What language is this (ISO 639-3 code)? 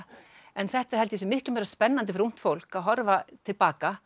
isl